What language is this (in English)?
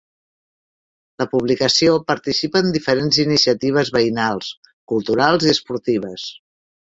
Catalan